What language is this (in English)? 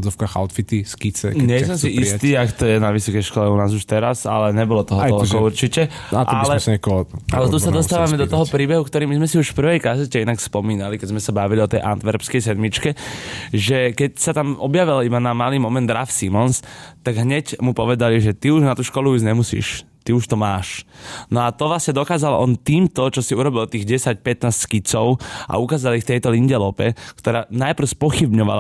Slovak